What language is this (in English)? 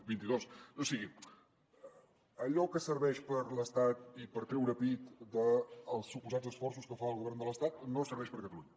Catalan